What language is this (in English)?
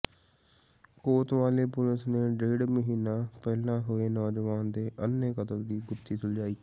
Punjabi